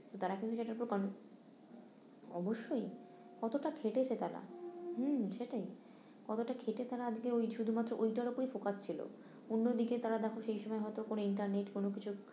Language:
Bangla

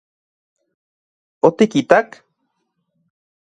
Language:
Central Puebla Nahuatl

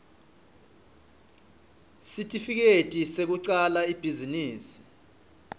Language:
Swati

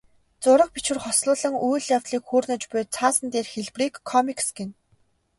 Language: Mongolian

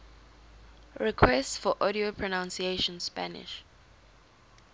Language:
English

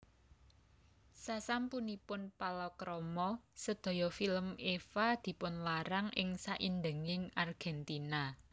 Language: Javanese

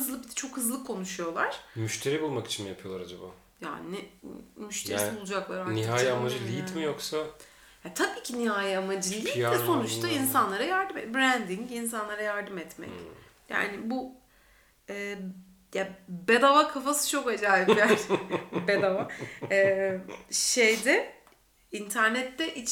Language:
Turkish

